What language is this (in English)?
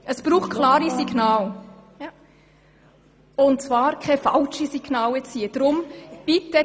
Swiss German